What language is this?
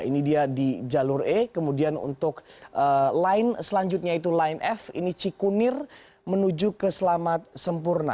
Indonesian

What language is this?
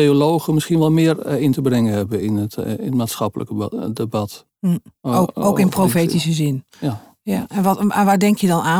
Dutch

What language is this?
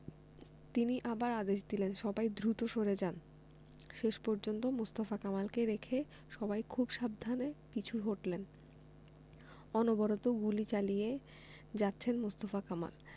Bangla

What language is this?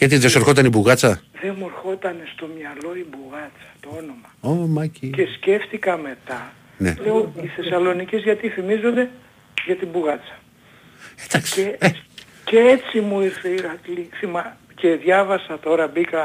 Greek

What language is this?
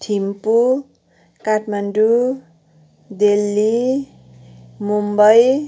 Nepali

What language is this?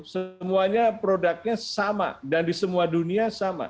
Indonesian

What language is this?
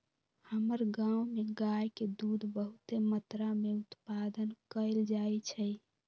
Magahi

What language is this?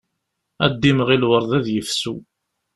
Kabyle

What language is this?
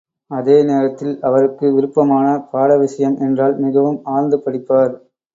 Tamil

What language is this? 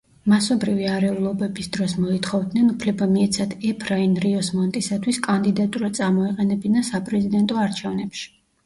Georgian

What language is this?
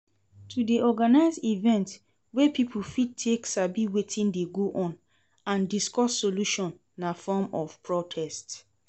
Nigerian Pidgin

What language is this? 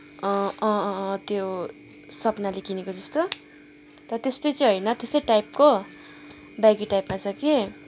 Nepali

